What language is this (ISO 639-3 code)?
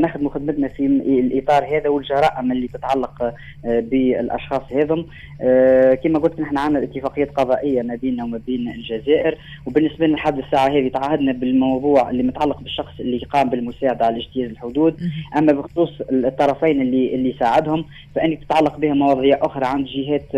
ara